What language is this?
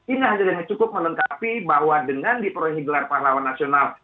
Indonesian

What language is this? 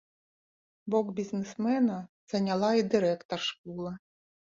Belarusian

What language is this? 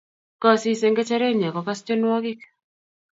Kalenjin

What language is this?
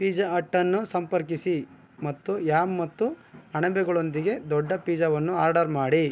Kannada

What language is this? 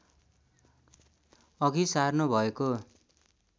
Nepali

